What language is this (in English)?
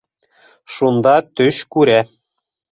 Bashkir